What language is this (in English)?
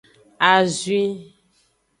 Aja (Benin)